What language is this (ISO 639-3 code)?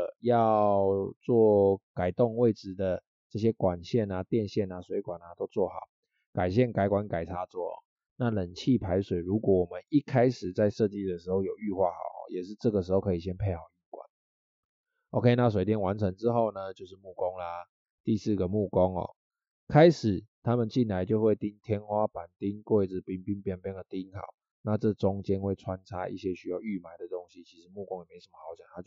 zho